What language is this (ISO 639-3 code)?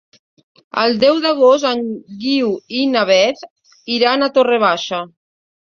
cat